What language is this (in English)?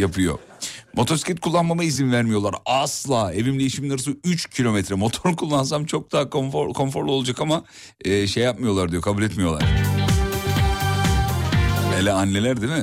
Turkish